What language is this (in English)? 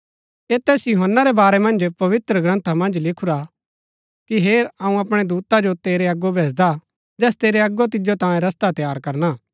Gaddi